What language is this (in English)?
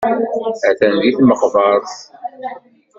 Kabyle